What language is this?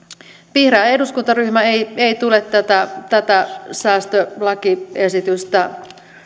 Finnish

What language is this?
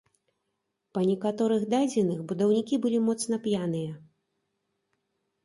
Belarusian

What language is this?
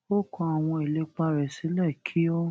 Yoruba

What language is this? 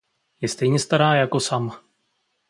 Czech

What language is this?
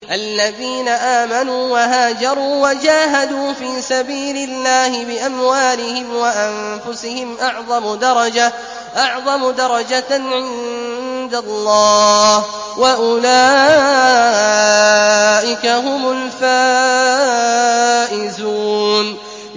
Arabic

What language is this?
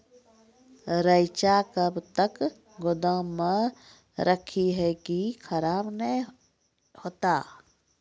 Maithili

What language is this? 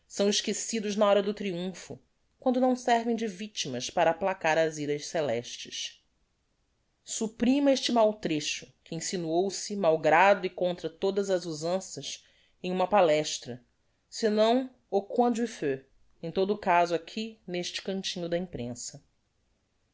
Portuguese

